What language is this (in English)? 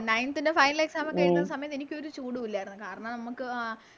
Malayalam